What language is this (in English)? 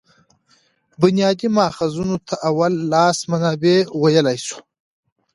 Pashto